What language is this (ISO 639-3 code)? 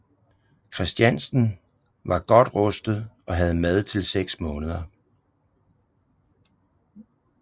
dan